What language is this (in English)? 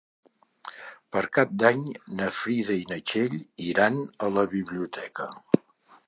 Catalan